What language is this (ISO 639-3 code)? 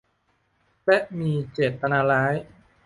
tha